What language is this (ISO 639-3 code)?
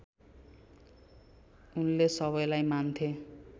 nep